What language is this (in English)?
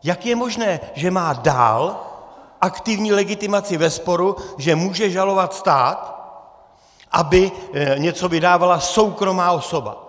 Czech